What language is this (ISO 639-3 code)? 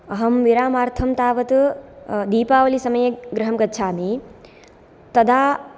san